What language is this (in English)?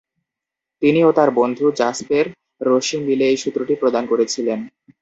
Bangla